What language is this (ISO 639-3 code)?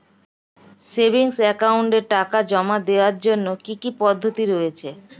ben